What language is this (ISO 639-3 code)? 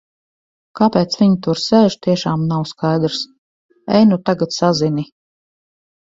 lav